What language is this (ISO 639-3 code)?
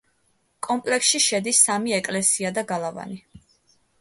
kat